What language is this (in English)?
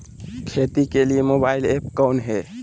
Magahi